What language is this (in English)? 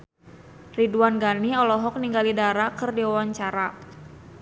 Sundanese